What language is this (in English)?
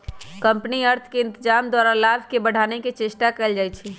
Magahi